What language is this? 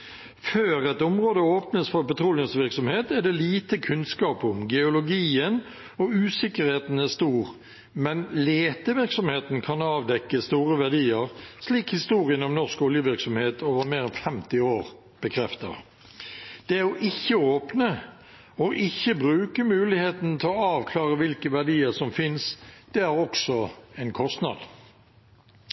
Norwegian Bokmål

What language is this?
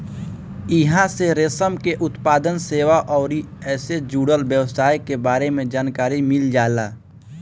Bhojpuri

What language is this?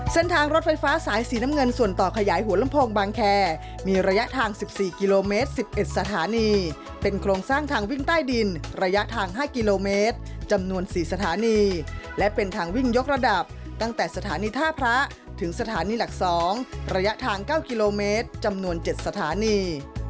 Thai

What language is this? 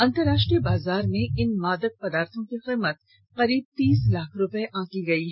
Hindi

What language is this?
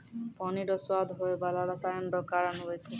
Maithili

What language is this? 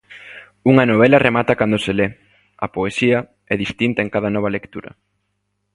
Galician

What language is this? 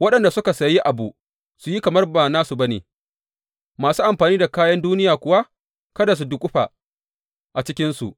Hausa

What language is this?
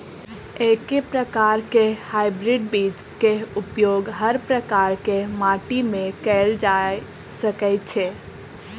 Maithili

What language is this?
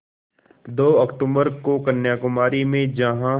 Hindi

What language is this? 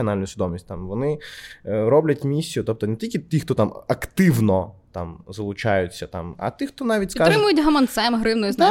Ukrainian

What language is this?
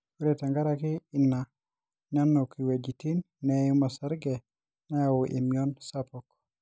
Masai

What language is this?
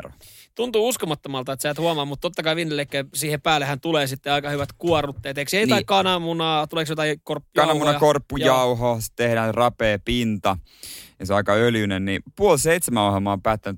Finnish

